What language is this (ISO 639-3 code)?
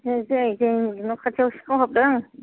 brx